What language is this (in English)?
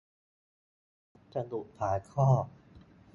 Thai